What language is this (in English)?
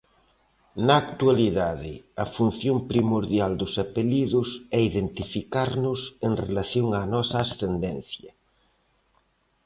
Galician